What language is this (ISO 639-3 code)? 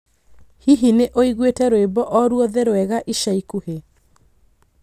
kik